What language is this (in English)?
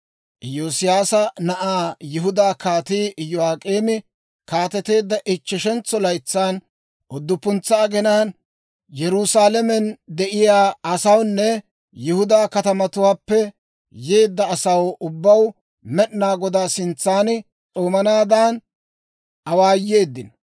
Dawro